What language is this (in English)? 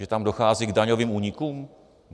Czech